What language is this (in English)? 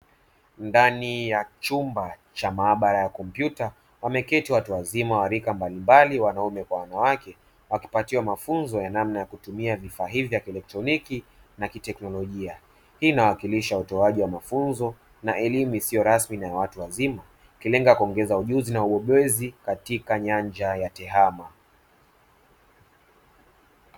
Swahili